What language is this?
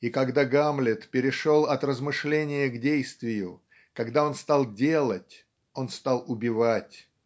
Russian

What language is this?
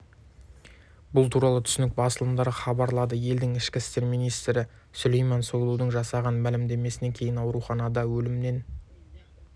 Kazakh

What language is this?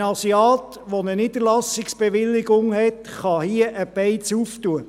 Swiss German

